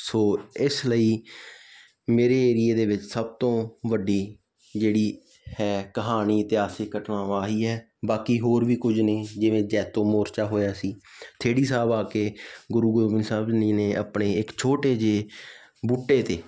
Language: Punjabi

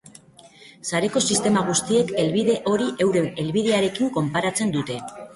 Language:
Basque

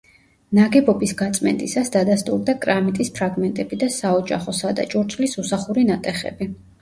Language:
Georgian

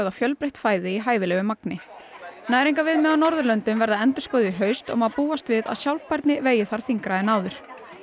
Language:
Icelandic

